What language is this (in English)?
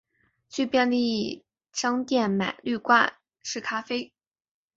Chinese